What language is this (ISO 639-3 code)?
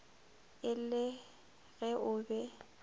nso